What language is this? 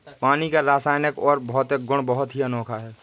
Hindi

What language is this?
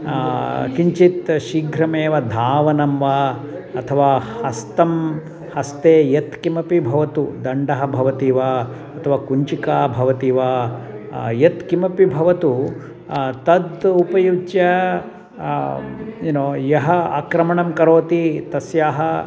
Sanskrit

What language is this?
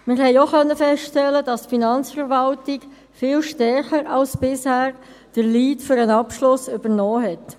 Swiss German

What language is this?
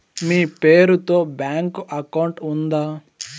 Telugu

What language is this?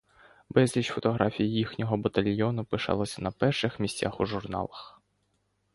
Ukrainian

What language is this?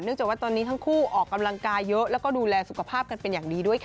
Thai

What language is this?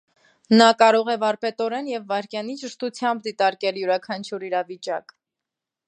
Armenian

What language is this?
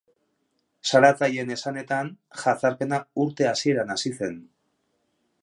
Basque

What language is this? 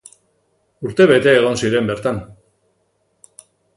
Basque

